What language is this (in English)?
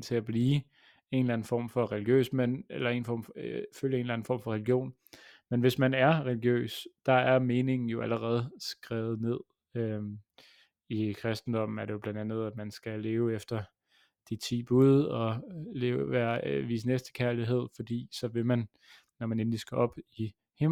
Danish